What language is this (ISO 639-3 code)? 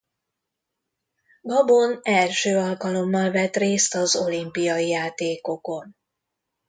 hun